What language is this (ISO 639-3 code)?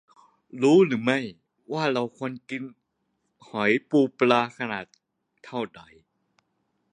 tha